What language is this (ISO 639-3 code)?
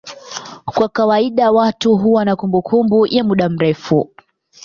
swa